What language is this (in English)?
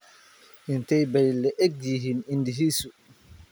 Somali